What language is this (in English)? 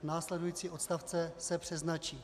Czech